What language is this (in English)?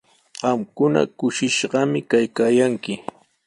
Sihuas Ancash Quechua